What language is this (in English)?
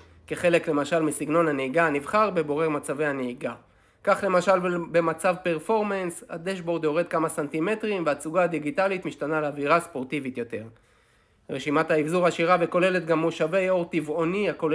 Hebrew